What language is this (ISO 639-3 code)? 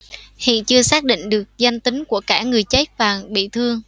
vie